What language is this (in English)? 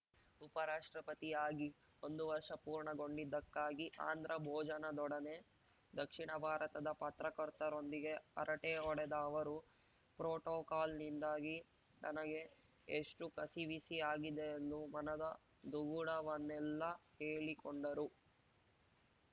Kannada